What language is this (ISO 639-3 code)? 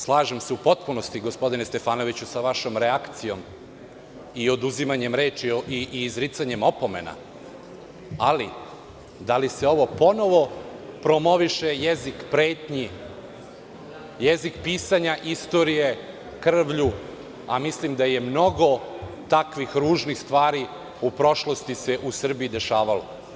srp